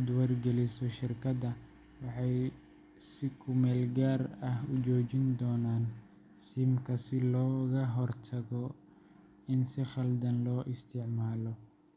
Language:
Somali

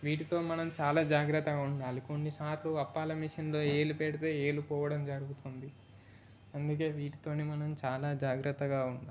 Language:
Telugu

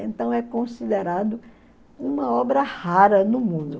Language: Portuguese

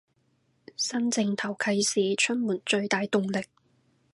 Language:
Cantonese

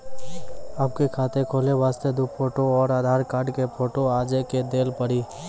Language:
Maithili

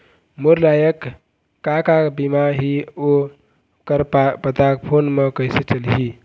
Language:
Chhattisgarhi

